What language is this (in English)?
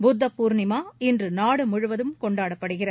Tamil